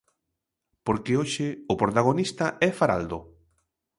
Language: Galician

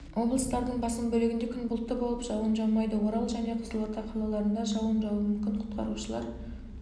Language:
Kazakh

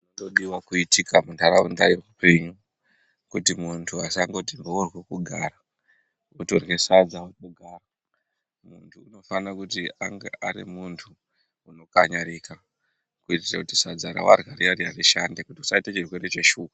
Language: Ndau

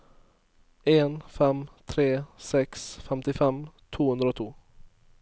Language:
Norwegian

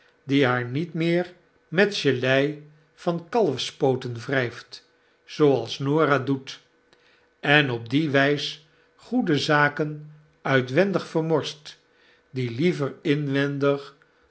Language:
Dutch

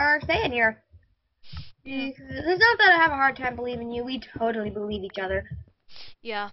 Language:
English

